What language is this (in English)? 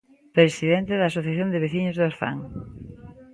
Galician